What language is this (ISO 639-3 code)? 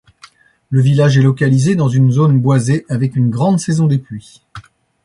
fra